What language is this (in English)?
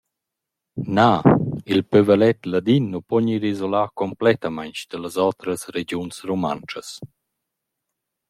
Romansh